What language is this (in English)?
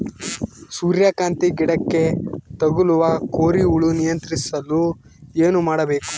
Kannada